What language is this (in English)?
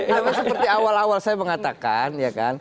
Indonesian